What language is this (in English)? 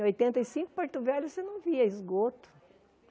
Portuguese